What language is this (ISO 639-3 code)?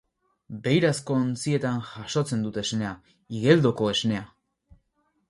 eus